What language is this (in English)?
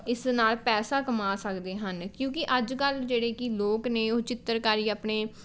Punjabi